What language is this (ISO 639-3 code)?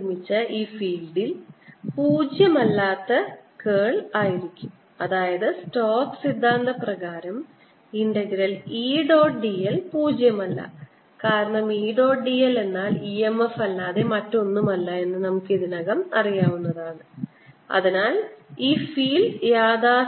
mal